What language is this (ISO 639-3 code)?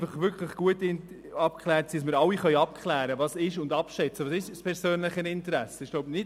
gsw